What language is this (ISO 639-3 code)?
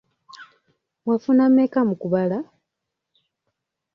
lug